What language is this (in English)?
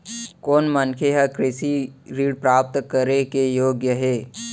Chhattisgarhi